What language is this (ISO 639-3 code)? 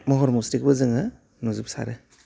brx